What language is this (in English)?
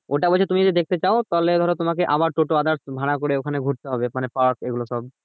Bangla